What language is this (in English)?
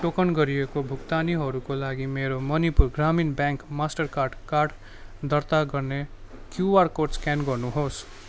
Nepali